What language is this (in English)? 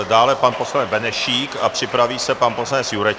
Czech